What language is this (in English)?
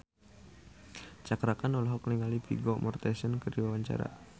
Sundanese